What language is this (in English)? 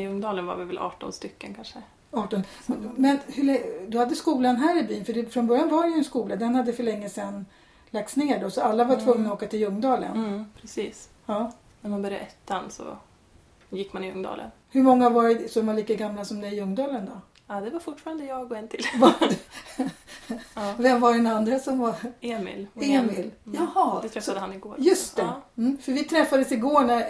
Swedish